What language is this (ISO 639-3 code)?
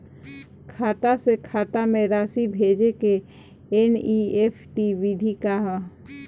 bho